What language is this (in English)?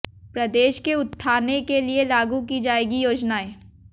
Hindi